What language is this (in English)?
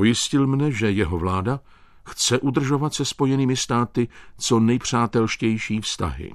Czech